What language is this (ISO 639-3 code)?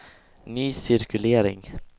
swe